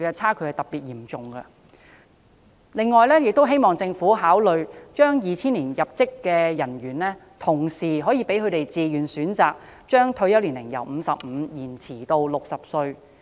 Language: Cantonese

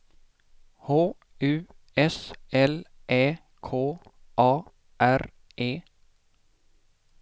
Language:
Swedish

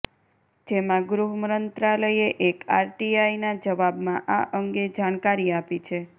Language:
Gujarati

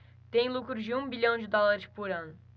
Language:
Portuguese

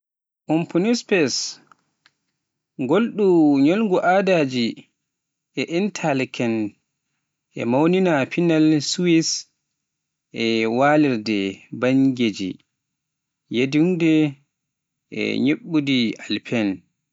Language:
Pular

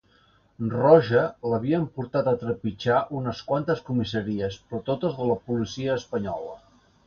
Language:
Catalan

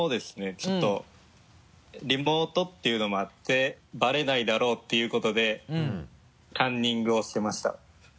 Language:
Japanese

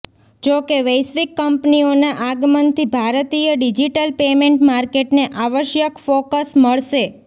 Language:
Gujarati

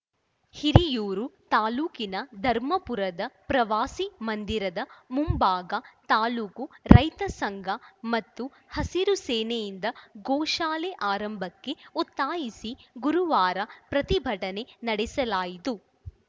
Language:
Kannada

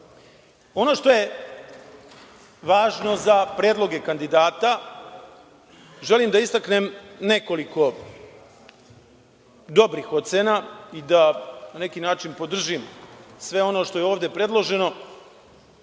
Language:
Serbian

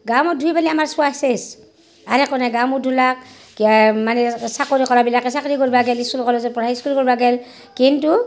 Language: Assamese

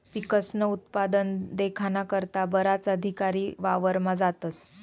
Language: Marathi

